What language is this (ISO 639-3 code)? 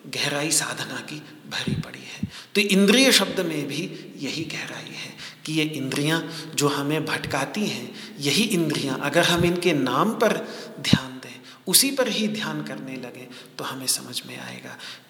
hin